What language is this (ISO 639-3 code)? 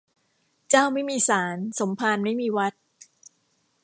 tha